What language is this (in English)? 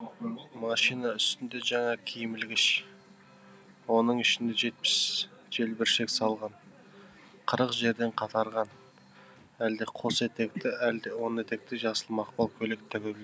Kazakh